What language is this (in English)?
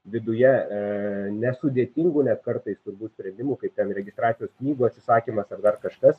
Lithuanian